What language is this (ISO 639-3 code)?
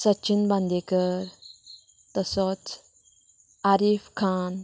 kok